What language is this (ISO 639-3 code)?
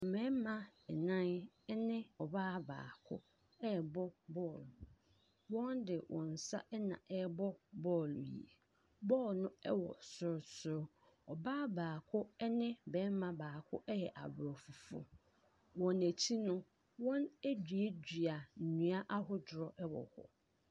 aka